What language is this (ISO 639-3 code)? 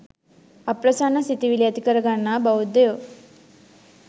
sin